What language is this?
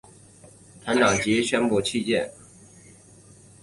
Chinese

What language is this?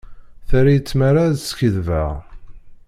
Kabyle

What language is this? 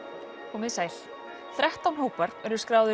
Icelandic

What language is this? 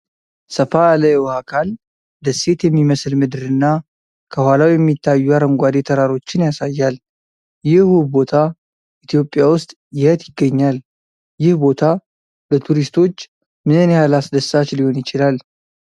Amharic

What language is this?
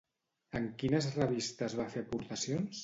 Catalan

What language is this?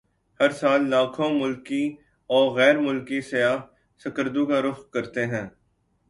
Urdu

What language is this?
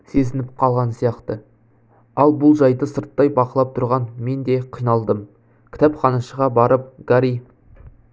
Kazakh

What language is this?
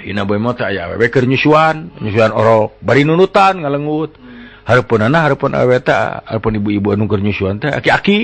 Indonesian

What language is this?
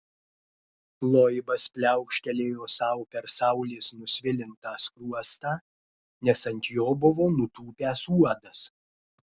Lithuanian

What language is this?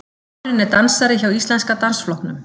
Icelandic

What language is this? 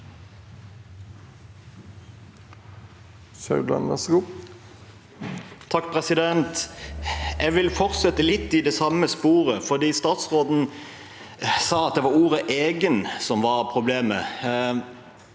Norwegian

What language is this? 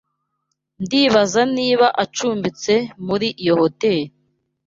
Kinyarwanda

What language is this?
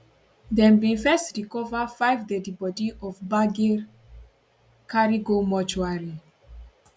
Nigerian Pidgin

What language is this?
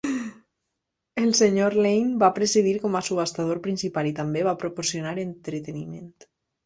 Catalan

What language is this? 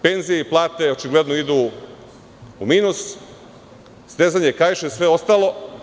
Serbian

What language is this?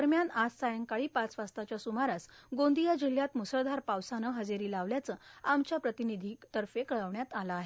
Marathi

